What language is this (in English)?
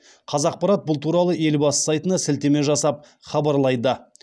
Kazakh